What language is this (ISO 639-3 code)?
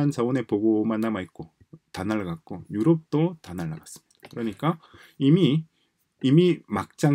kor